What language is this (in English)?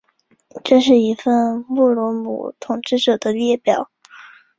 Chinese